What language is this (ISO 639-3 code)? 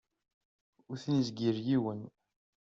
kab